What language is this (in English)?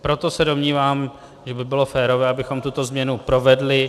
Czech